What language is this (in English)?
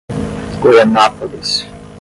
Portuguese